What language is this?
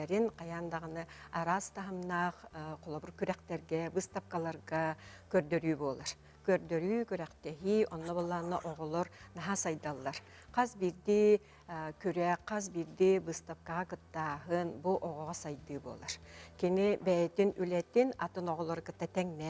Turkish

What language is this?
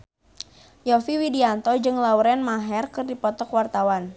Sundanese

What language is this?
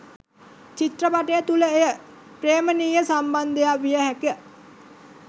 Sinhala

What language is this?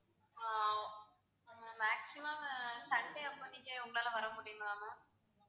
Tamil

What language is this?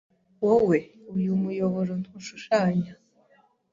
Kinyarwanda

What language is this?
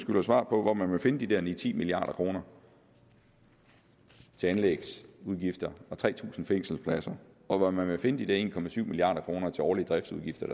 Danish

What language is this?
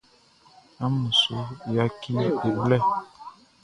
Baoulé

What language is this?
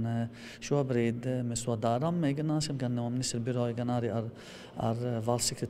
Latvian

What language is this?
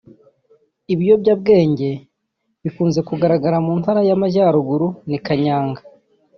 Kinyarwanda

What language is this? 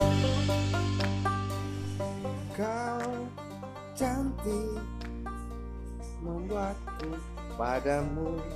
Indonesian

